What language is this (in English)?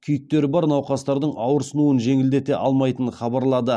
Kazakh